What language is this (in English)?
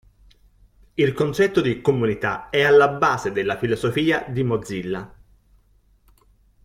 Italian